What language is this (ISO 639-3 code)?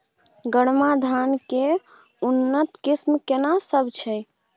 mai